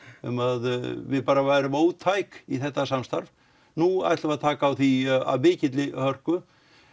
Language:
Icelandic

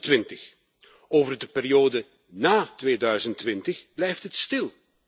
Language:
Dutch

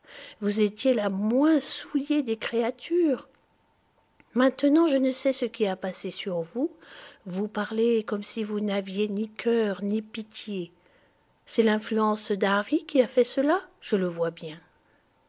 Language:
French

